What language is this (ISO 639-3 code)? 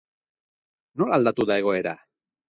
eus